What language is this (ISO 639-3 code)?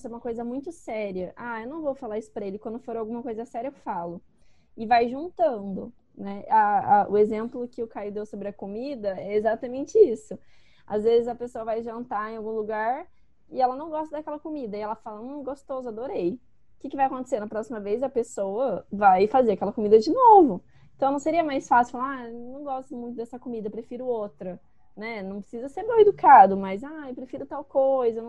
por